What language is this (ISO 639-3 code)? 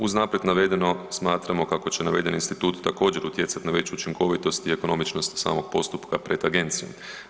hrv